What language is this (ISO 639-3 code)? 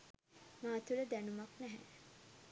sin